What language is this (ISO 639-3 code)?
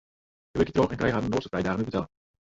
fry